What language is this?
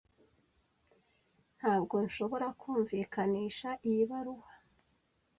Kinyarwanda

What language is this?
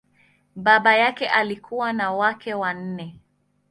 Swahili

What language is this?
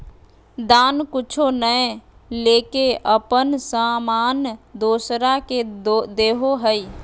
Magahi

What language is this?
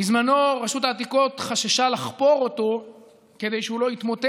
Hebrew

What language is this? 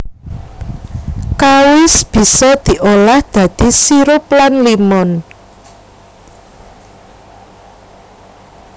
Javanese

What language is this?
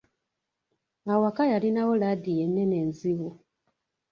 Ganda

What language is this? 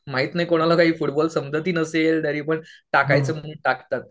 Marathi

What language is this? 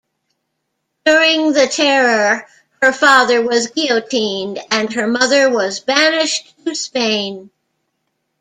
English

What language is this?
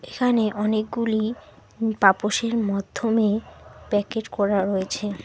Bangla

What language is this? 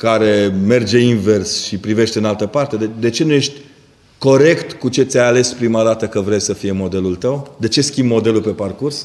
Romanian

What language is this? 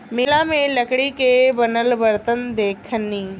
Bhojpuri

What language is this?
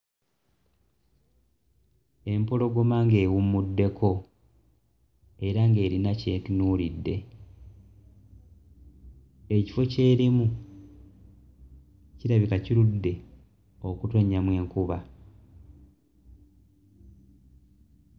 Ganda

